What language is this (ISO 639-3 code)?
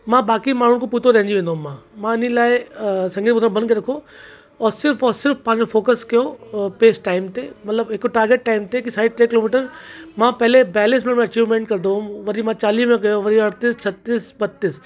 snd